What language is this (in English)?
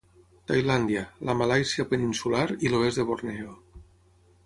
Catalan